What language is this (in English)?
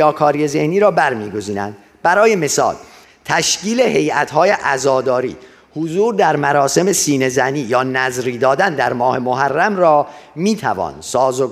Persian